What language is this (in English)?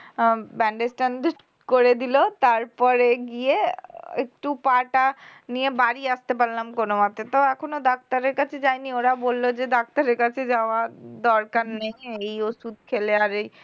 Bangla